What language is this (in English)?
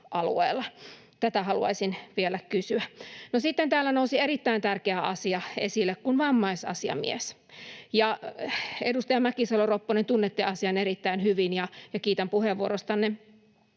Finnish